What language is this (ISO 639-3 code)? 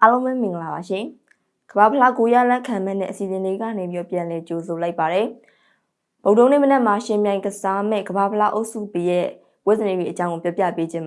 vie